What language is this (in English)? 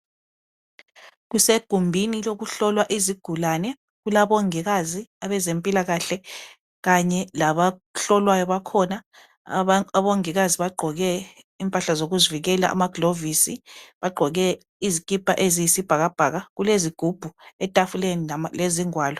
North Ndebele